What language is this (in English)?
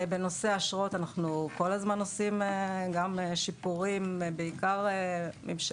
Hebrew